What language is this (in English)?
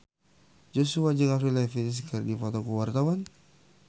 Sundanese